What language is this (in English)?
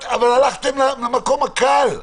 Hebrew